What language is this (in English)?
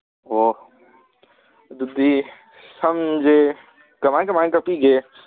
Manipuri